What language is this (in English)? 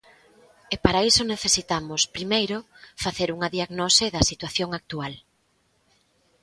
Galician